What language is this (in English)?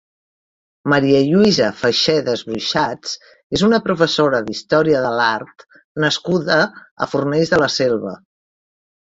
Catalan